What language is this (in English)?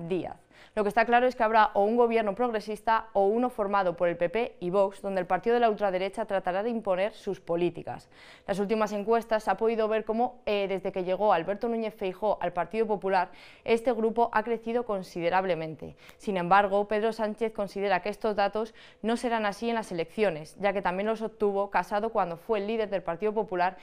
Spanish